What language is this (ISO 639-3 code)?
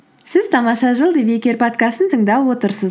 kaz